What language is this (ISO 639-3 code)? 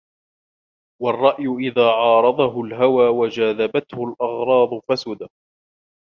ara